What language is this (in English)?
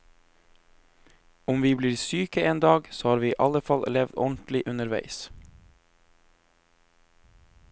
Norwegian